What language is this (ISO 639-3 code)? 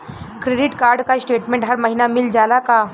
bho